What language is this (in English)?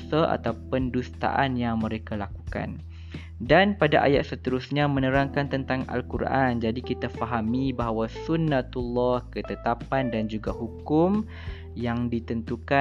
Malay